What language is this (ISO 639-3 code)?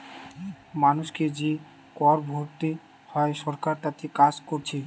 ben